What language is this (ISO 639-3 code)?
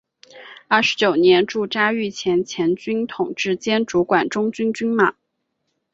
zho